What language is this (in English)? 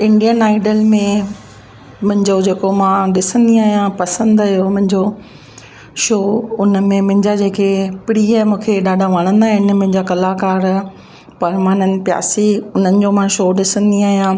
Sindhi